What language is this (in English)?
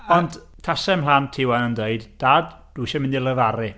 Welsh